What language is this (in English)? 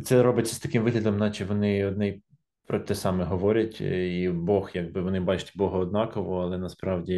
Ukrainian